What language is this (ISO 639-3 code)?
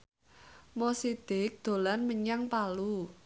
jav